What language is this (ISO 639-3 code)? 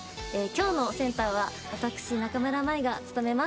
jpn